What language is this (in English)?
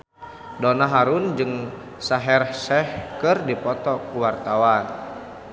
Sundanese